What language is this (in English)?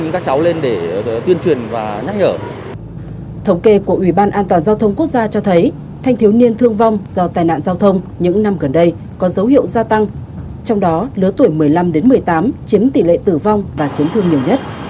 Vietnamese